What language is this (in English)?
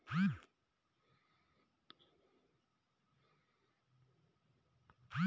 Hindi